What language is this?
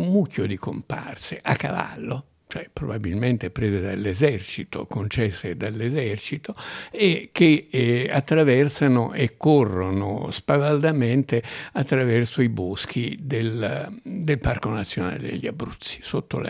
Italian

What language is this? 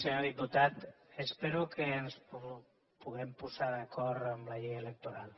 Catalan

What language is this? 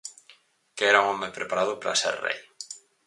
Galician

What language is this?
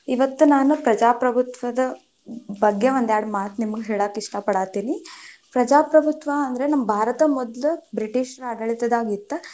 Kannada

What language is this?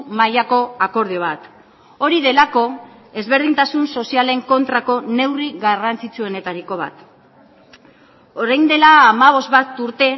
Basque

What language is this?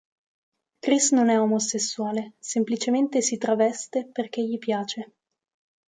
Italian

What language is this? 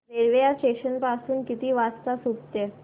Marathi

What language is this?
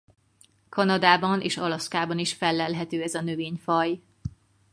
Hungarian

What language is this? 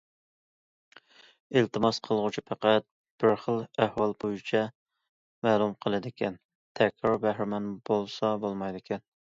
Uyghur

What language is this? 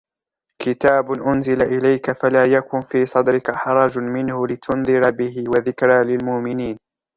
Arabic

